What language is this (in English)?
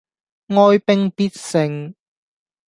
Cantonese